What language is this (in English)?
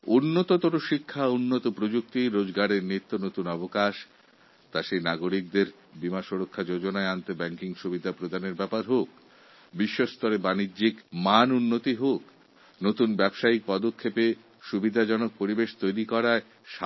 Bangla